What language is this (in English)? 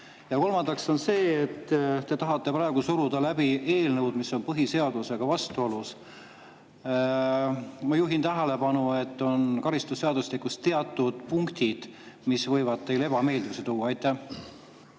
Estonian